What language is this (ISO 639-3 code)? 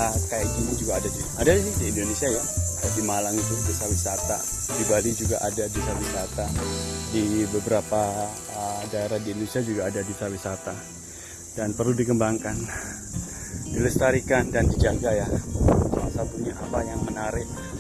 ind